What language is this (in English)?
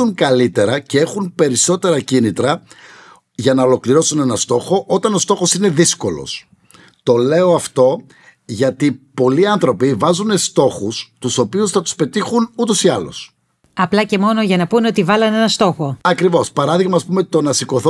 Greek